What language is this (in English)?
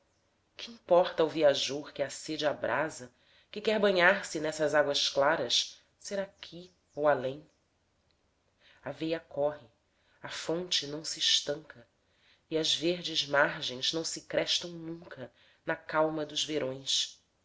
Portuguese